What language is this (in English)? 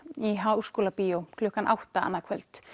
Icelandic